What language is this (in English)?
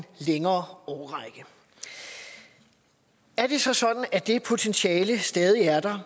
Danish